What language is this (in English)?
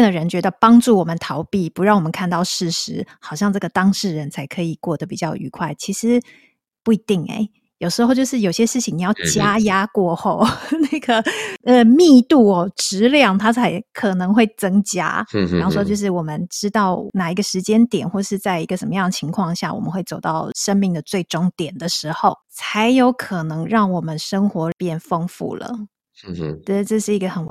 Chinese